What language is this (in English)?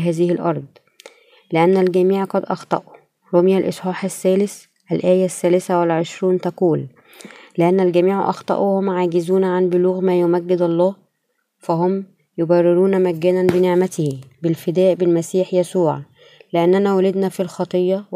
Arabic